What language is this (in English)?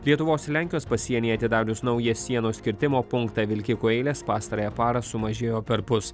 Lithuanian